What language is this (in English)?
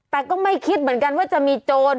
Thai